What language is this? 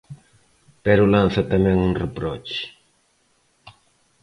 Galician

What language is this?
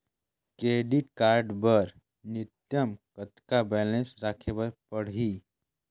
Chhattisgarhi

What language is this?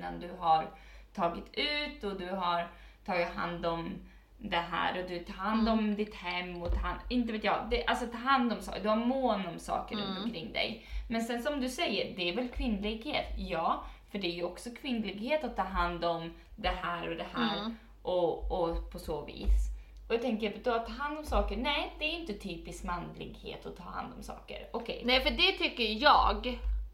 Swedish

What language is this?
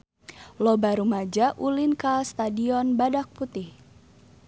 Sundanese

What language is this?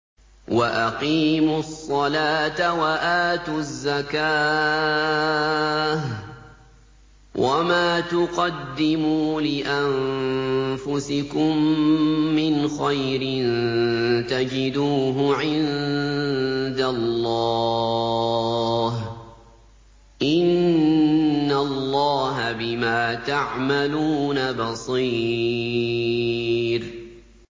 Arabic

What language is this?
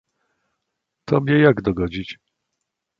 Polish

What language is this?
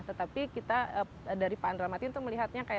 Indonesian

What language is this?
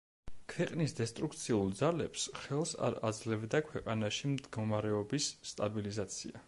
Georgian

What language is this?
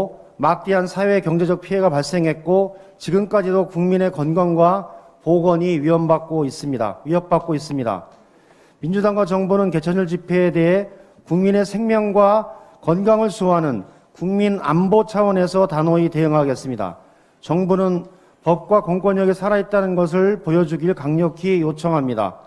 Korean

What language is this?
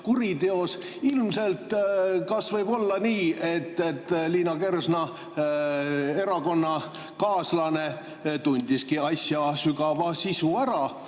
Estonian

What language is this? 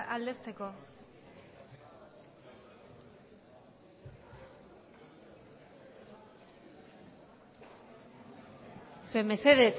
Basque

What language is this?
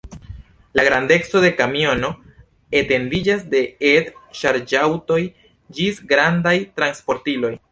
Esperanto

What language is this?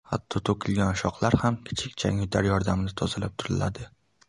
Uzbek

